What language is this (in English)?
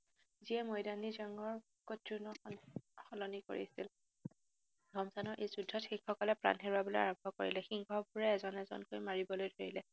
Assamese